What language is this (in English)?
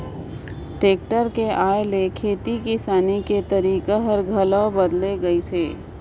Chhattisgarhi